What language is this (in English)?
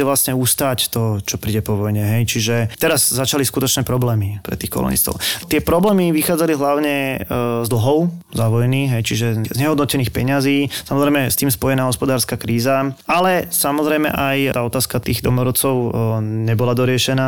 Slovak